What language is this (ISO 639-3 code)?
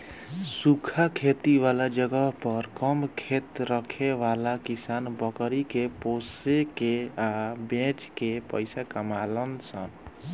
bho